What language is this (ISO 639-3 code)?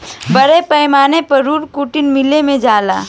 bho